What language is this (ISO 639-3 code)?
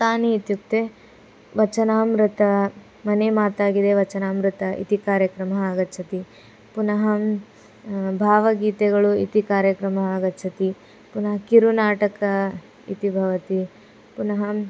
san